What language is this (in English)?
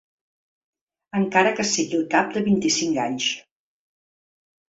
Catalan